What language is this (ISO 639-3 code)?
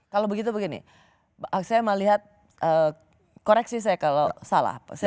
ind